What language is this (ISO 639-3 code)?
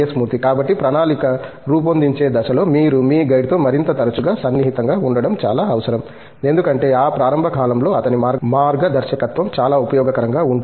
tel